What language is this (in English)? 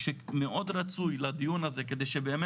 Hebrew